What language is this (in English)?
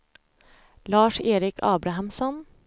Swedish